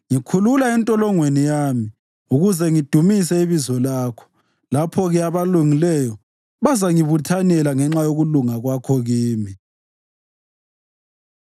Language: North Ndebele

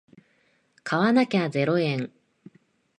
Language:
Japanese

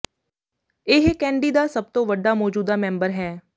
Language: Punjabi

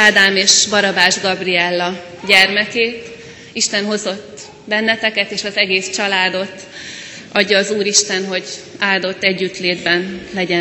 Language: Hungarian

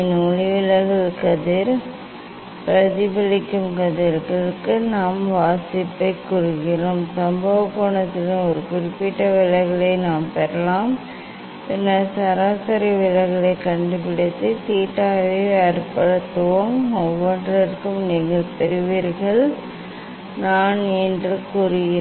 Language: Tamil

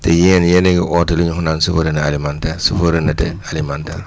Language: Wolof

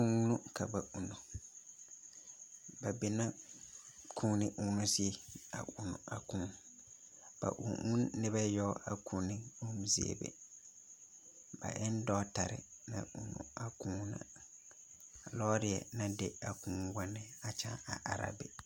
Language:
Southern Dagaare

